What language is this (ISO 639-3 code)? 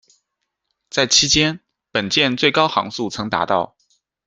zho